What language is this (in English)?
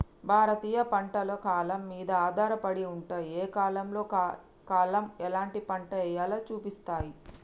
Telugu